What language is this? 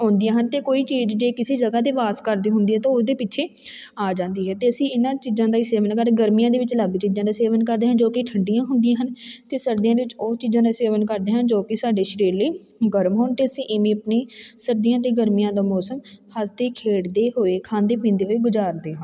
Punjabi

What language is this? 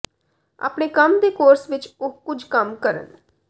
Punjabi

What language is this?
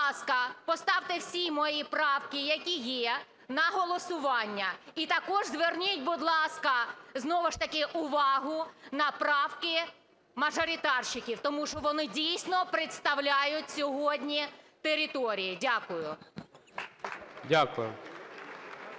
Ukrainian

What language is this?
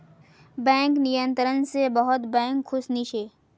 Magahi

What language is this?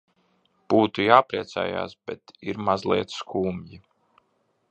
Latvian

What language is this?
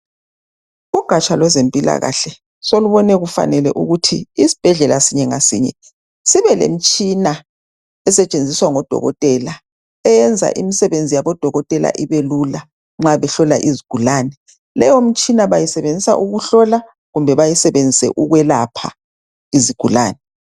North Ndebele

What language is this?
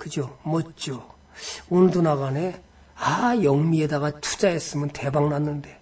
Korean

